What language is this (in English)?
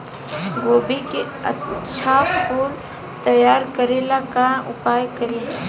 Bhojpuri